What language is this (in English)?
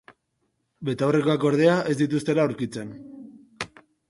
Basque